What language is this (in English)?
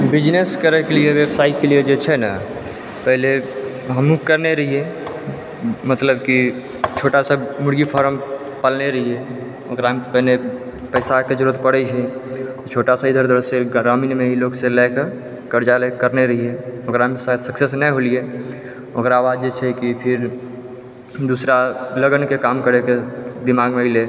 Maithili